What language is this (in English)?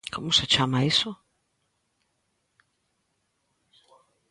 Galician